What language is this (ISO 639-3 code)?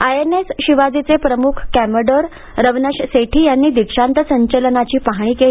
mar